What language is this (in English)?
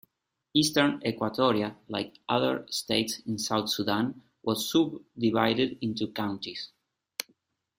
English